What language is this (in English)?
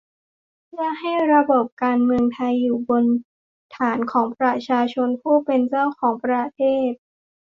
Thai